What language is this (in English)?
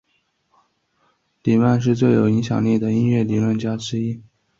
Chinese